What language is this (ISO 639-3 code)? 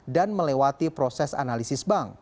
ind